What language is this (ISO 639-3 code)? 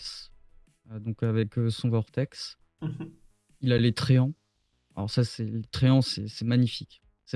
fra